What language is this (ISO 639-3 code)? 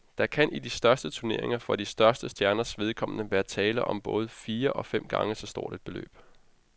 dan